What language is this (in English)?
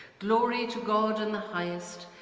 English